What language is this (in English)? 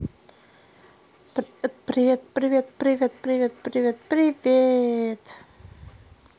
Russian